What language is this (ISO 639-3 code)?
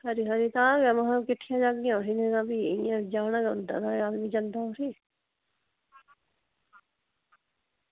doi